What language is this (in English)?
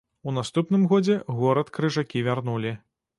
Belarusian